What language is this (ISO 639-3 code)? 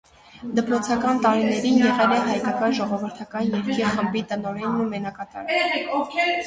hye